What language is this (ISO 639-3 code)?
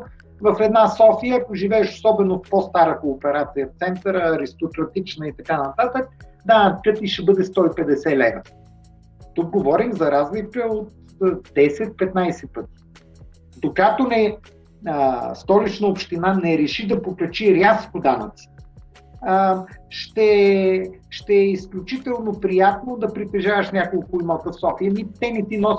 bul